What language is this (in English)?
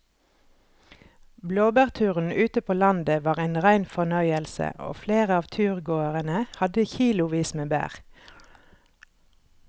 Norwegian